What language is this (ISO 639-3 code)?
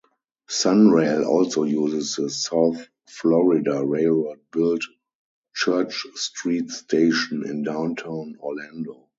eng